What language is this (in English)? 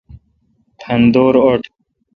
Kalkoti